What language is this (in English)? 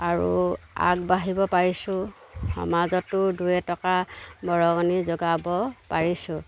Assamese